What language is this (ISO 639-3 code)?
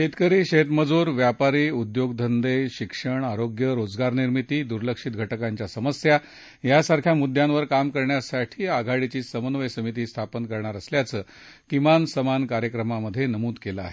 mar